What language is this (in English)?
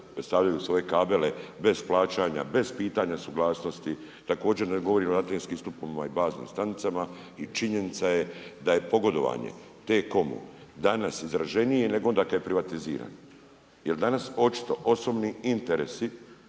Croatian